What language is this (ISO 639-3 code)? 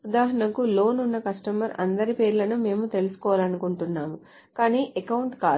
tel